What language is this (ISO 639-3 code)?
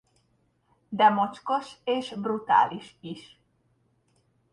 hun